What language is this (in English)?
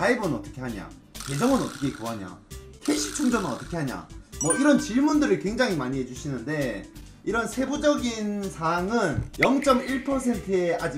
Korean